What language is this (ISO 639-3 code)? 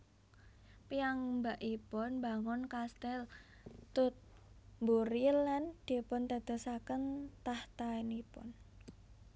jav